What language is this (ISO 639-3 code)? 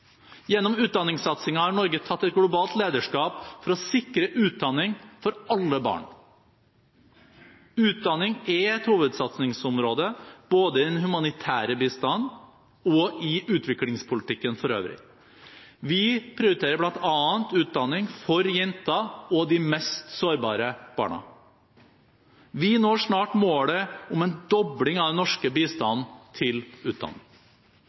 nob